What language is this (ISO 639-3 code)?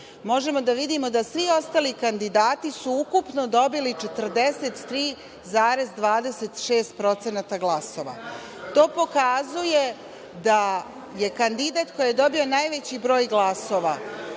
srp